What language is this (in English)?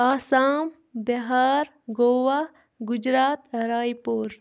Kashmiri